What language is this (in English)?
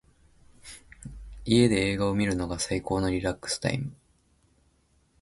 Japanese